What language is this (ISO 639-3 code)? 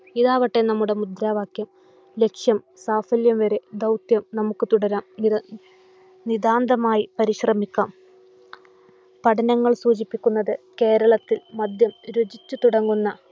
mal